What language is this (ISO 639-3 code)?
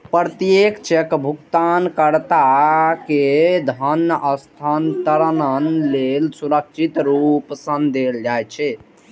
mai